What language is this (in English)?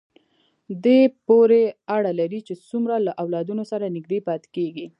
Pashto